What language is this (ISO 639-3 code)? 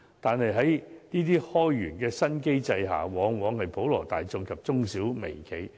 yue